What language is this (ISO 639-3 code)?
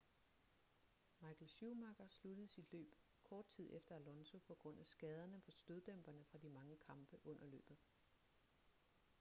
dan